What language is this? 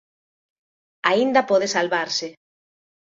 Galician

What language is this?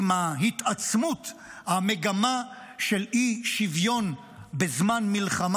Hebrew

